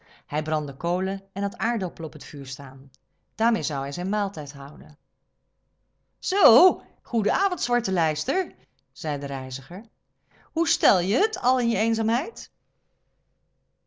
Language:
Dutch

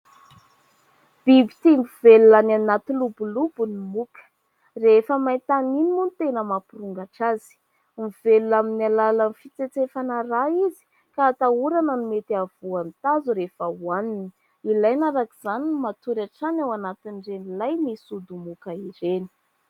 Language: Malagasy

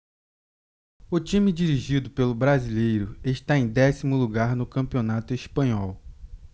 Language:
Portuguese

